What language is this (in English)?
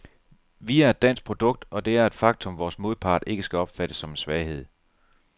Danish